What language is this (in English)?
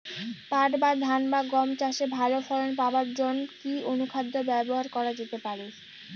Bangla